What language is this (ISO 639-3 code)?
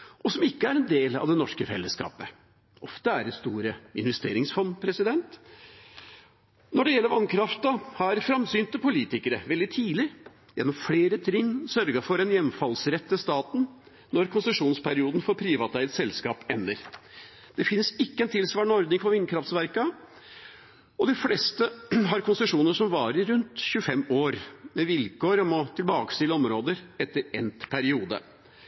nob